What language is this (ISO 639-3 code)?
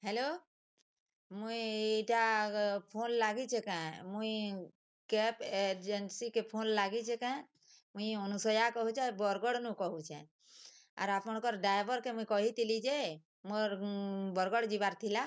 ori